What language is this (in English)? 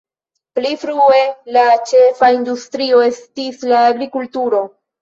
Esperanto